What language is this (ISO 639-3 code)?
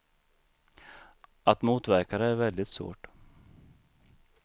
swe